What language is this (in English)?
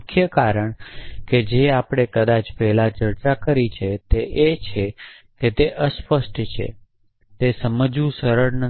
Gujarati